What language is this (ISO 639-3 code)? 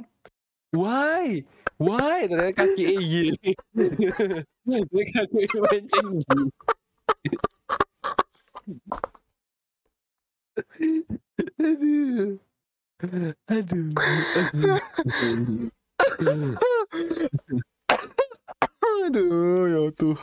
ind